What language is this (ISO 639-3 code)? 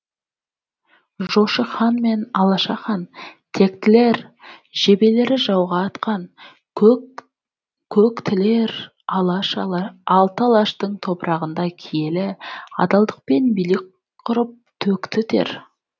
kaz